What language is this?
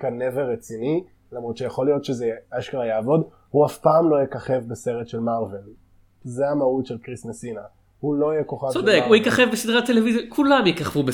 Hebrew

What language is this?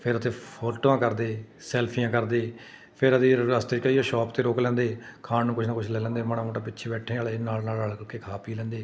Punjabi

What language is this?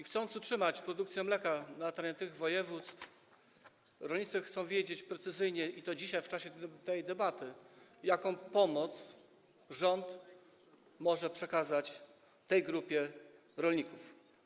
Polish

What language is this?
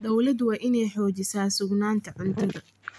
Somali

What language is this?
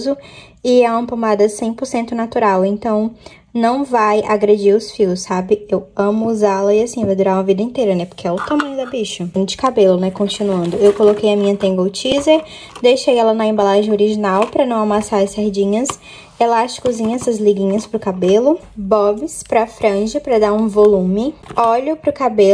Portuguese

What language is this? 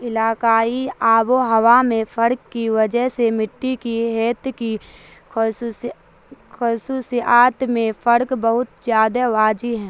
Urdu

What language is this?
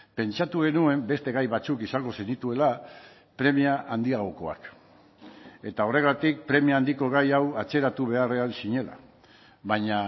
Basque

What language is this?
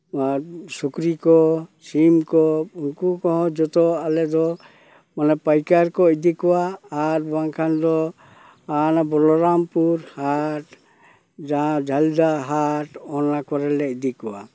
Santali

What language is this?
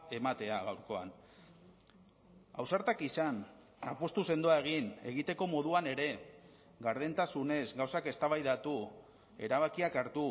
Basque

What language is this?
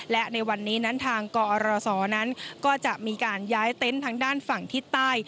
Thai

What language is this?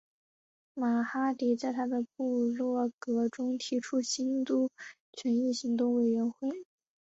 Chinese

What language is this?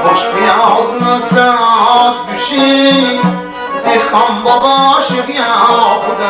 Turkish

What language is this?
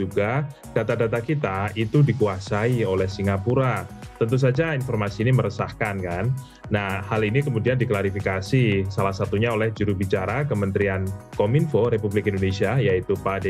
Indonesian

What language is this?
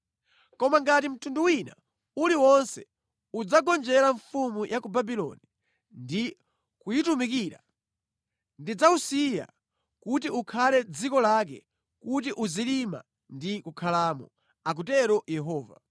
Nyanja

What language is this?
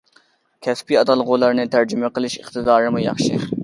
Uyghur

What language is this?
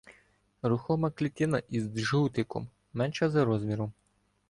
Ukrainian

